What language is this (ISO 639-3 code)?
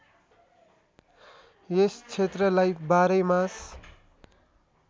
nep